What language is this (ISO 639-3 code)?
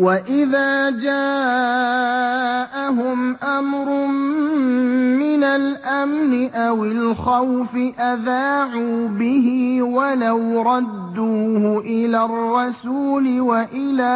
ara